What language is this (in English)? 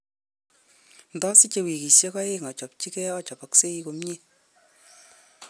Kalenjin